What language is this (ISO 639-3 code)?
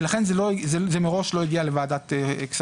heb